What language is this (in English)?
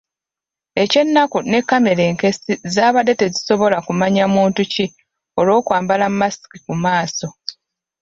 Ganda